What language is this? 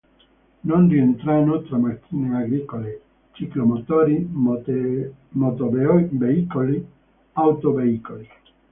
Italian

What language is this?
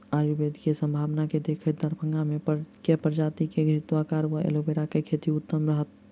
Maithili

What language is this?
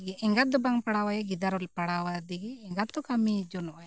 Santali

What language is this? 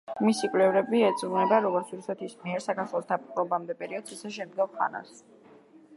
Georgian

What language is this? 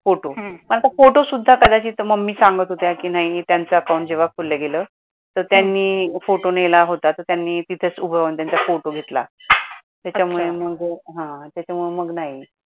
Marathi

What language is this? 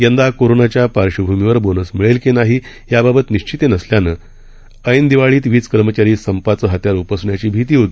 Marathi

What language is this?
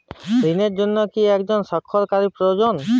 Bangla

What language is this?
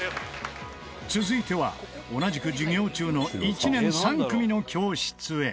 Japanese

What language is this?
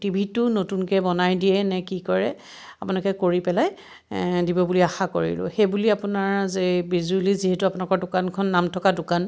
Assamese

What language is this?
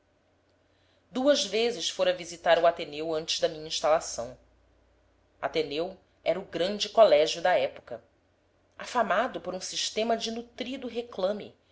Portuguese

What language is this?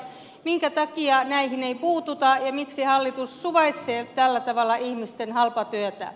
Finnish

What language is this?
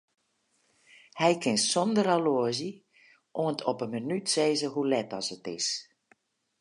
Western Frisian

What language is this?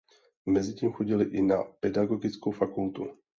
Czech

